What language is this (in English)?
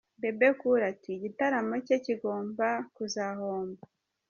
Kinyarwanda